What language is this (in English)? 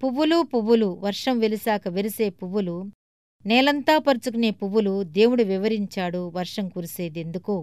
Telugu